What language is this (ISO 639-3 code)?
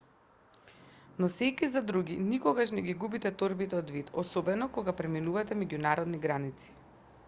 mkd